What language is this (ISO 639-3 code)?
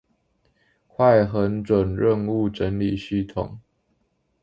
zho